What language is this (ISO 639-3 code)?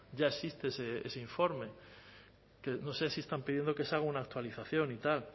spa